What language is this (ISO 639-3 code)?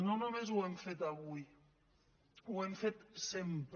cat